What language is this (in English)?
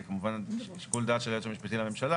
Hebrew